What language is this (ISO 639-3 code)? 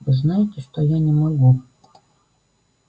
rus